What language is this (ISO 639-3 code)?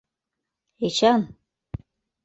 chm